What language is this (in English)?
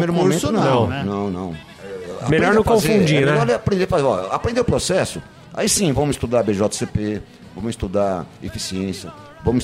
Portuguese